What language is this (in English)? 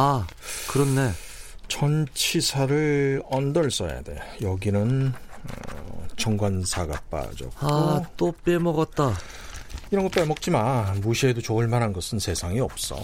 Korean